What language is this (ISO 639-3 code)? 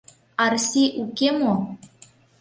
chm